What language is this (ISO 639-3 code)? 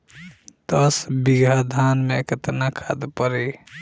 bho